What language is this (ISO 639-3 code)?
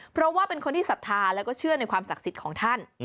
tha